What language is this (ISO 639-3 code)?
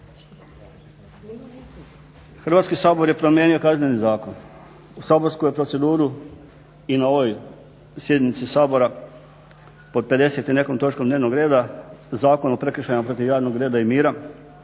hrv